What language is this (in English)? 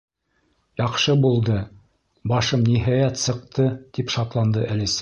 Bashkir